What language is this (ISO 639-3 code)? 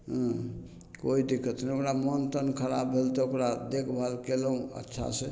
mai